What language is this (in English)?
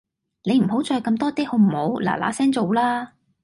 Cantonese